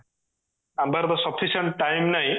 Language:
Odia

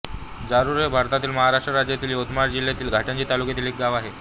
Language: Marathi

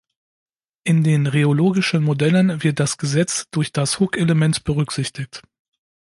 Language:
German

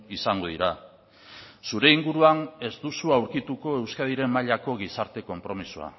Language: Basque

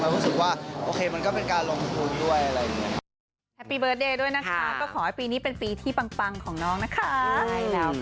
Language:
Thai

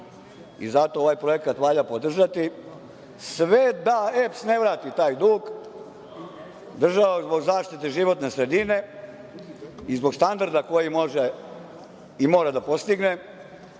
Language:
Serbian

